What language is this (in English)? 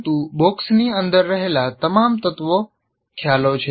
Gujarati